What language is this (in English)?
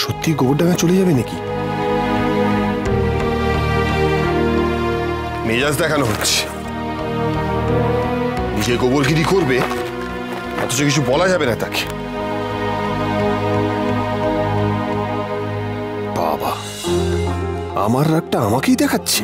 Bangla